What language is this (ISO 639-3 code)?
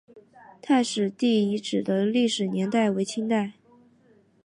zho